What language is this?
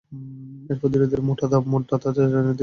Bangla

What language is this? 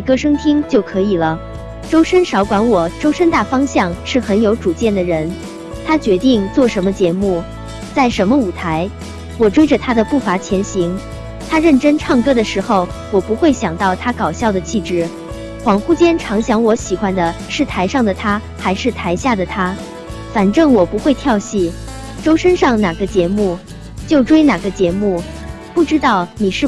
Chinese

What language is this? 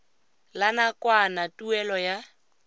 Tswana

